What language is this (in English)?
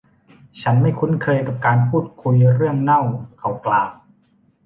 Thai